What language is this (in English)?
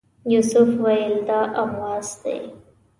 Pashto